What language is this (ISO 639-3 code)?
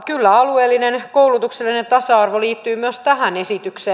fin